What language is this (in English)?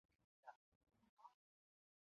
Chinese